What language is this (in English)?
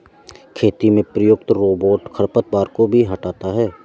Hindi